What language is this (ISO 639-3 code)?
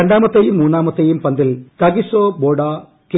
mal